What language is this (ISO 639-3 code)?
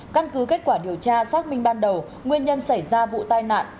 vie